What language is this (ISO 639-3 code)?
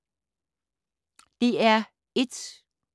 dan